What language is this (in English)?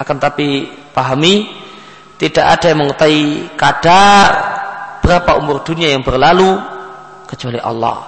Indonesian